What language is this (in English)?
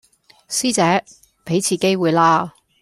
Cantonese